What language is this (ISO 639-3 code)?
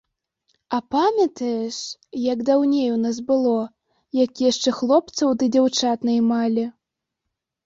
bel